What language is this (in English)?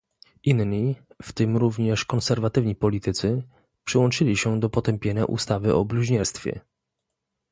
Polish